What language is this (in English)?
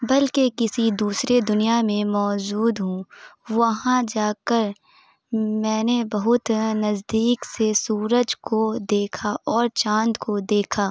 Urdu